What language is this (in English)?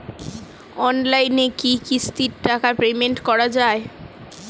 Bangla